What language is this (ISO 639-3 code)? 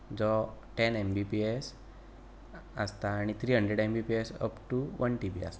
kok